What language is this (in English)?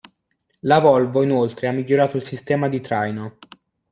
Italian